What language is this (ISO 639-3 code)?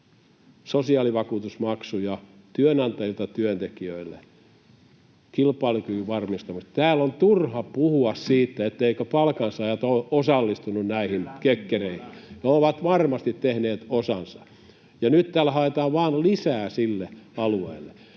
fin